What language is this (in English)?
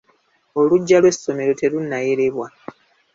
Ganda